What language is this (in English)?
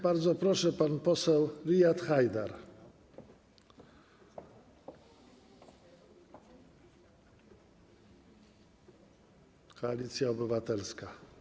Polish